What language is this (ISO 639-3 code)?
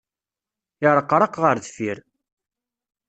kab